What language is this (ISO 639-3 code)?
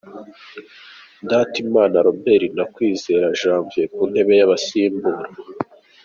kin